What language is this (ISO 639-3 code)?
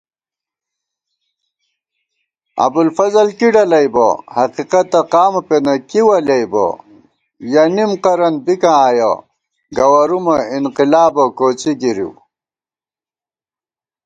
gwt